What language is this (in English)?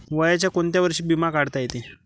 Marathi